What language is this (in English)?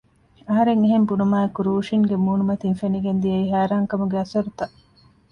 Divehi